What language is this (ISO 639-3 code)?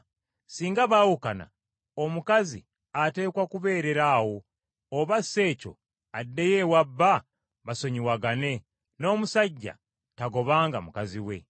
lug